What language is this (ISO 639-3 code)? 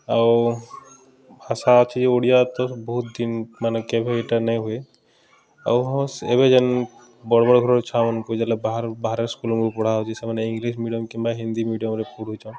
ori